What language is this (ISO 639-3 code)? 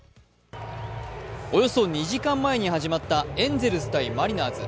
jpn